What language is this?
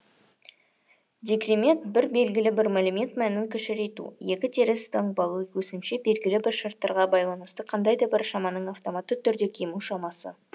Kazakh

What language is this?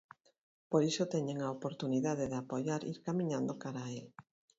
Galician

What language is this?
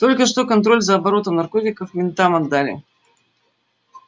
Russian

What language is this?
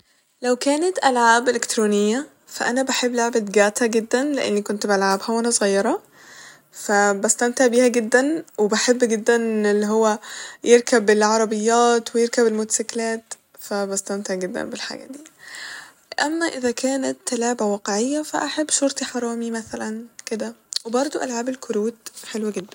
Egyptian Arabic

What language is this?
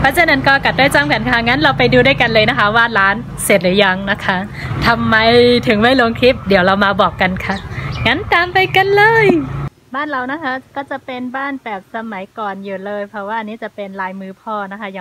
Thai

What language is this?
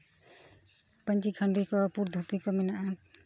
Santali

